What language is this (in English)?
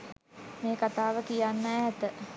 Sinhala